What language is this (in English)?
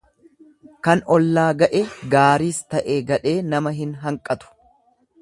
Oromo